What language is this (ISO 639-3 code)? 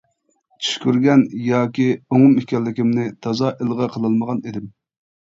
uig